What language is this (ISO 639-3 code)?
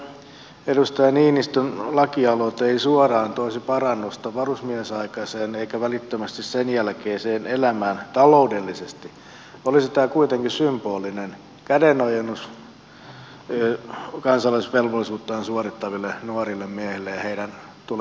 fin